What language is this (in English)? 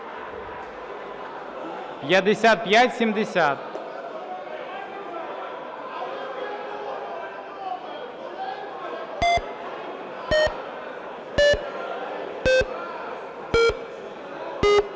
Ukrainian